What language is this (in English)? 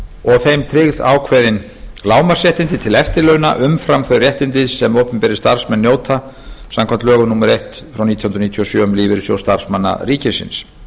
Icelandic